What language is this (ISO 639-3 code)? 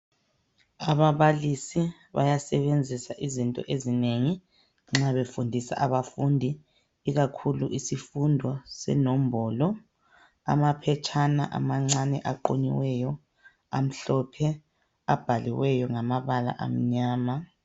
nde